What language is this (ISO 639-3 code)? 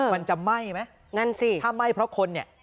tha